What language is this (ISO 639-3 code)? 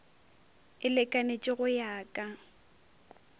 nso